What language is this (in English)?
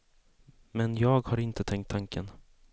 Swedish